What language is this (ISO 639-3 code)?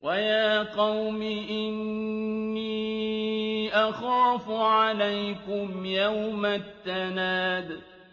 ara